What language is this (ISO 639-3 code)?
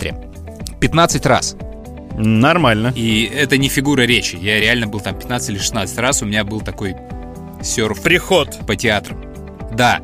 rus